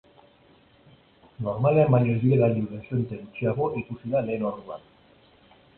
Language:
Basque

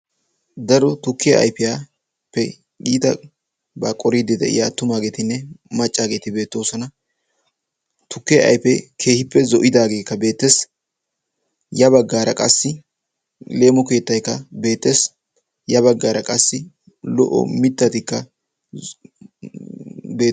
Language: Wolaytta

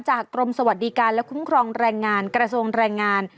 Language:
Thai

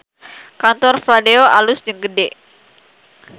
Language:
Sundanese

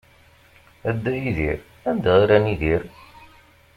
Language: Kabyle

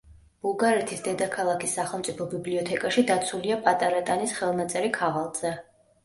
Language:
Georgian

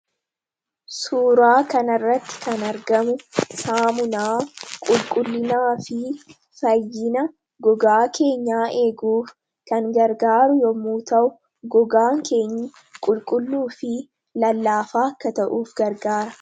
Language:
Oromo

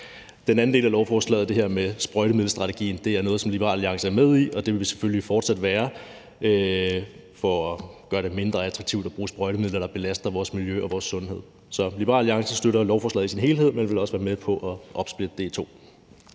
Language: Danish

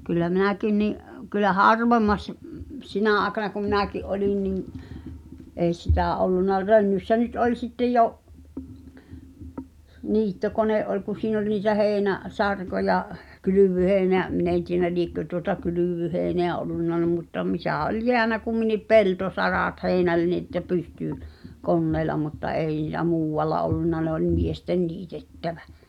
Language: Finnish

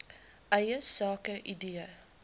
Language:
Afrikaans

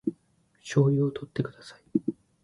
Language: Japanese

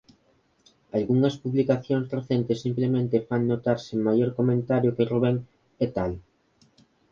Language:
Galician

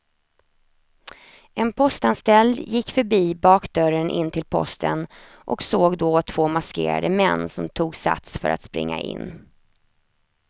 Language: Swedish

